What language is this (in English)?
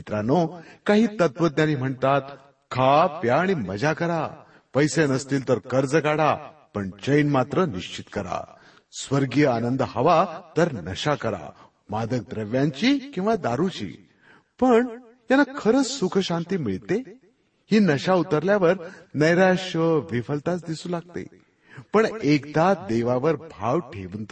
Marathi